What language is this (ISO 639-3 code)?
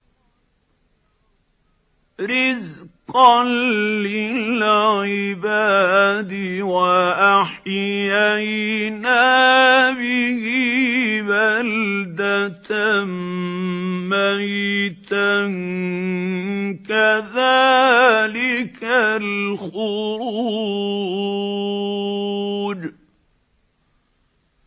ara